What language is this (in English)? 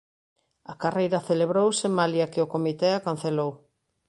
Galician